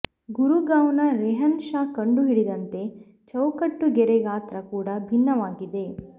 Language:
Kannada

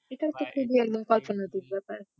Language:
Bangla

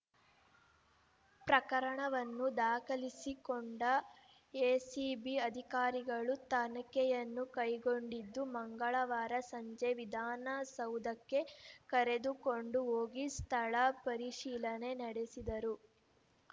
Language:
Kannada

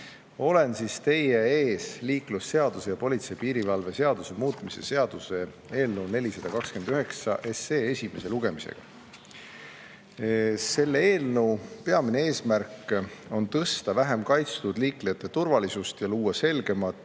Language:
Estonian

